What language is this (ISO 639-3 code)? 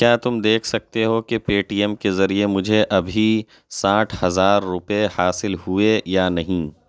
urd